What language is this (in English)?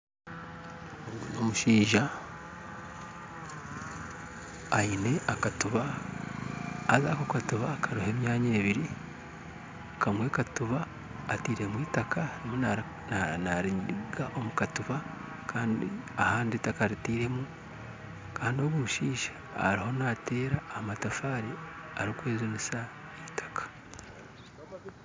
Nyankole